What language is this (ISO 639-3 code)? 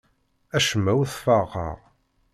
kab